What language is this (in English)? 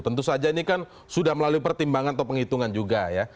Indonesian